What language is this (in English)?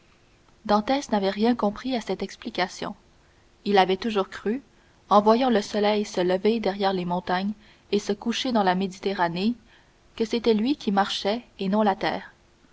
French